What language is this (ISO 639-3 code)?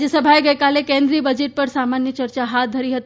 guj